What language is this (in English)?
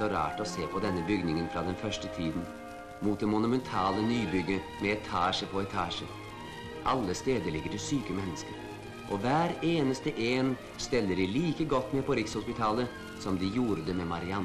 Norwegian